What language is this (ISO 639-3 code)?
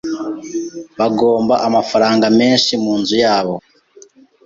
kin